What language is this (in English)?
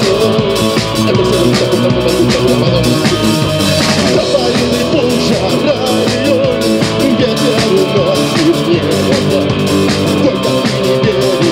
Arabic